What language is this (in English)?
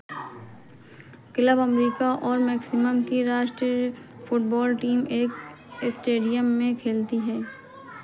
Hindi